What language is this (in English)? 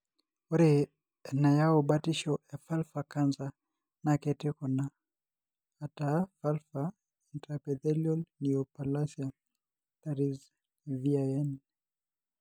Masai